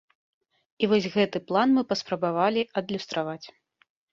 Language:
Belarusian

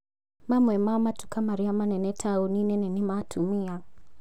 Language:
Kikuyu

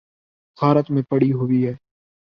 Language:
Urdu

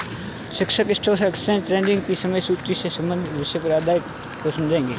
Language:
Hindi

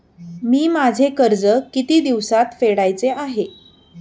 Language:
Marathi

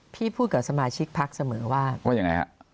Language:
Thai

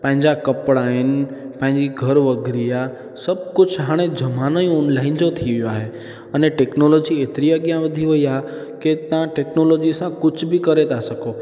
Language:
Sindhi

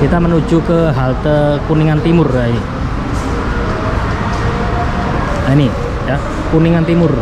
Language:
Indonesian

